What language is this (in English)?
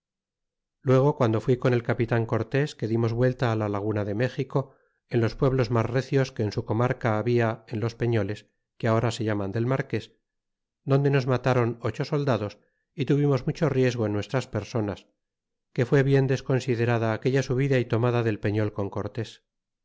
Spanish